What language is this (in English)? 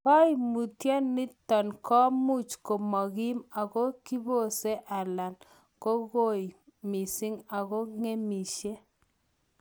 Kalenjin